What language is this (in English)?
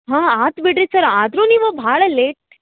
Kannada